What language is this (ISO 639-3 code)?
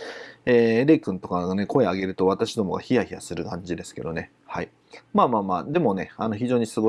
jpn